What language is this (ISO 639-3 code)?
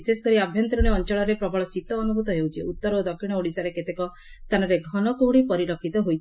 ori